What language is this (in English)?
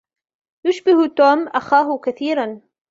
Arabic